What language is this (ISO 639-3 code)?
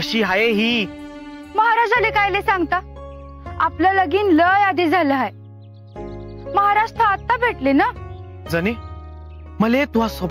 ara